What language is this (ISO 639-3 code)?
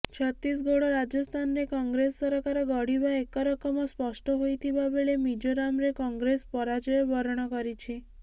ori